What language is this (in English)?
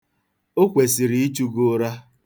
Igbo